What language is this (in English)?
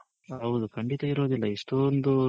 Kannada